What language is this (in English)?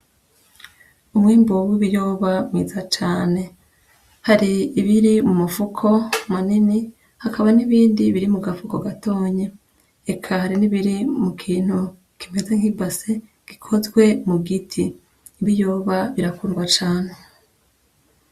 Rundi